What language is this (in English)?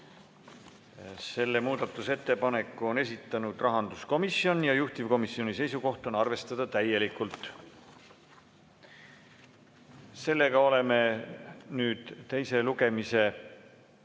Estonian